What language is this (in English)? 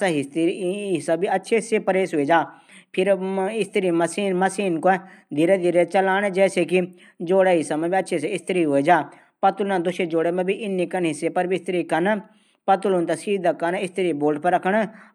Garhwali